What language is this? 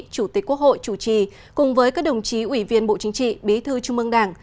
Vietnamese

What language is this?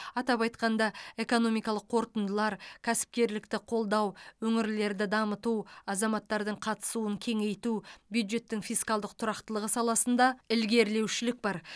Kazakh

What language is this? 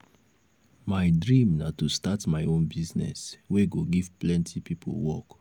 Nigerian Pidgin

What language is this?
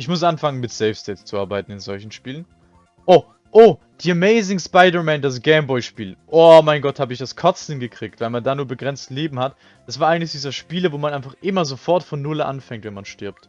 German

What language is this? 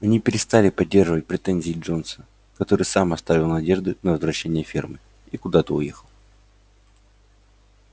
Russian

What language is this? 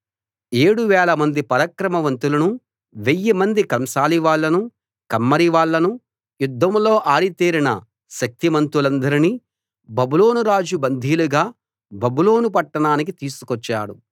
Telugu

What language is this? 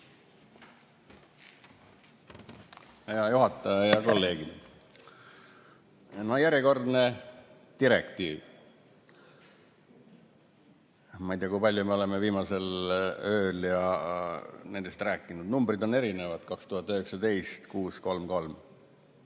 Estonian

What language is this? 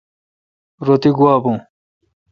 Kalkoti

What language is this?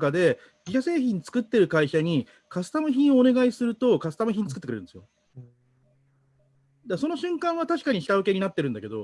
Japanese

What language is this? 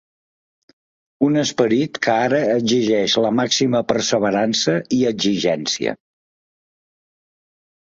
Catalan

